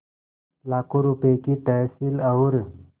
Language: Hindi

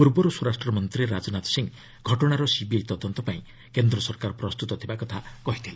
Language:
Odia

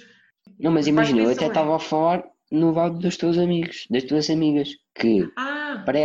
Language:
Portuguese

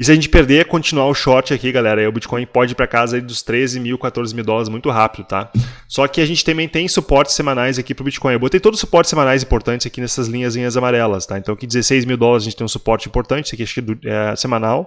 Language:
Portuguese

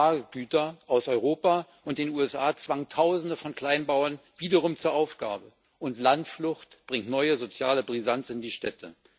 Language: German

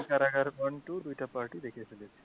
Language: Bangla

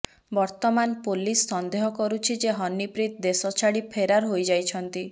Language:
Odia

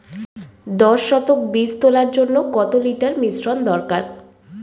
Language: Bangla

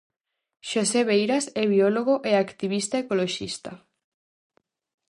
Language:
Galician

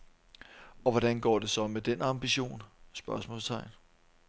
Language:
Danish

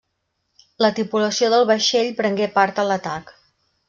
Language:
Catalan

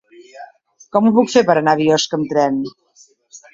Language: Catalan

